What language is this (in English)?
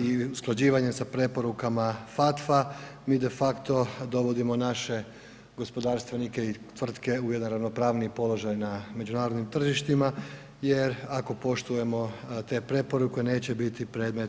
Croatian